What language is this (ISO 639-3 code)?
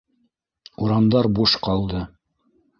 bak